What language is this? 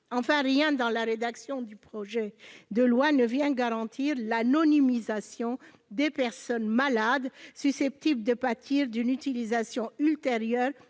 French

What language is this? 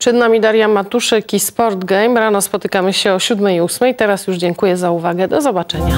Polish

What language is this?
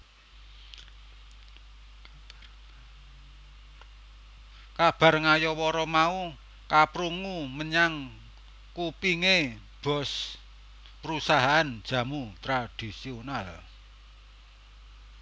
Javanese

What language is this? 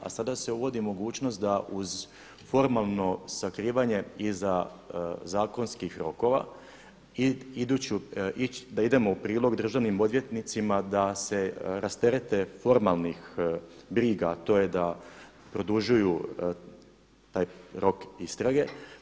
Croatian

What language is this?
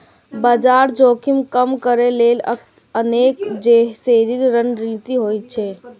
Maithili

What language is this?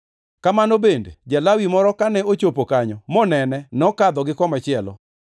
Luo (Kenya and Tanzania)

